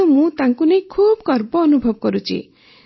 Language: Odia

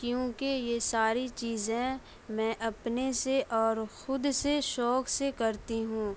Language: Urdu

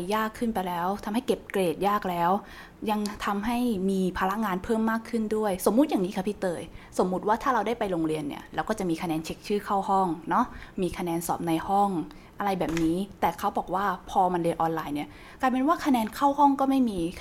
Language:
Thai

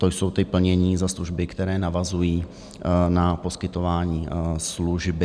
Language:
Czech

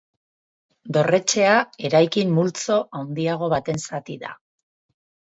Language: Basque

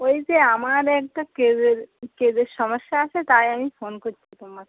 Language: Bangla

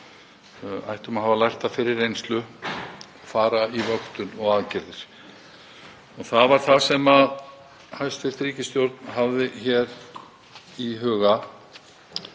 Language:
Icelandic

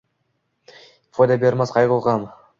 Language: Uzbek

